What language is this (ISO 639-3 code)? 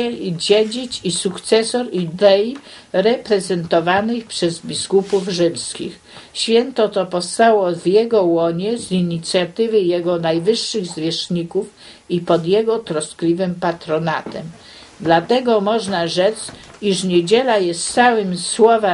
pol